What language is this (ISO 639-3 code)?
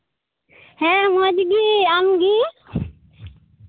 sat